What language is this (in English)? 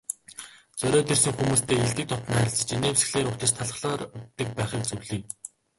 Mongolian